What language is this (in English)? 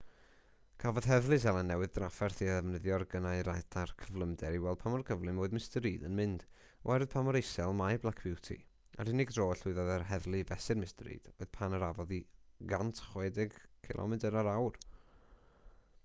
Welsh